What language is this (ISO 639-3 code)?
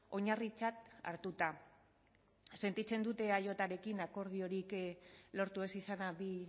eus